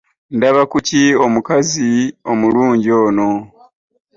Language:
Ganda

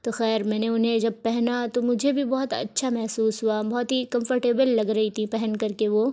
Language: Urdu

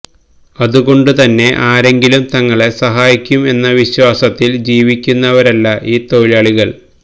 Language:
Malayalam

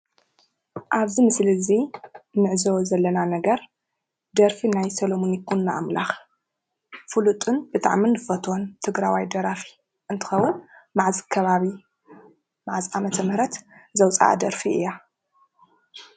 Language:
Tigrinya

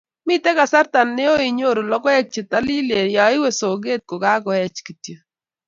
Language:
Kalenjin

